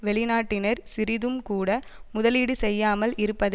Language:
Tamil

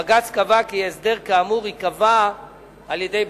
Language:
Hebrew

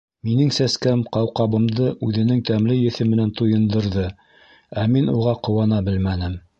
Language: Bashkir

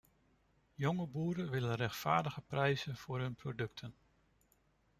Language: Dutch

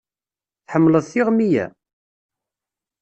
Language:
Kabyle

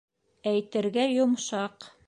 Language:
Bashkir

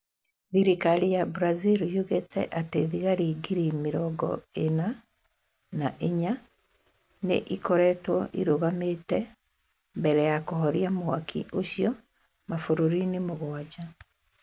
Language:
Kikuyu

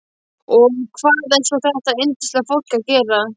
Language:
Icelandic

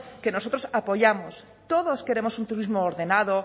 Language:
Spanish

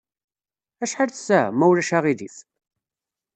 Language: Kabyle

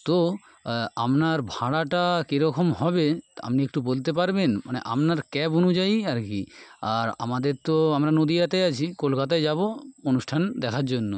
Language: Bangla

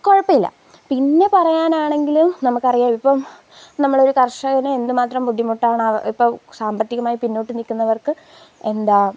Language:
Malayalam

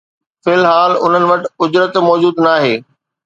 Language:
Sindhi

